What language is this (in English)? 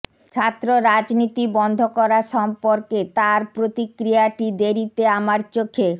Bangla